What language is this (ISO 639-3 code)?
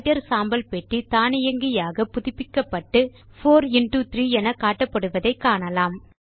tam